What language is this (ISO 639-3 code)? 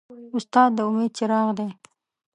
pus